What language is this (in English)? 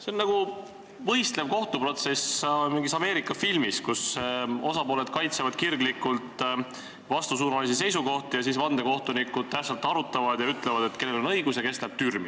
Estonian